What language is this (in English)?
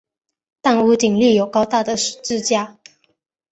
Chinese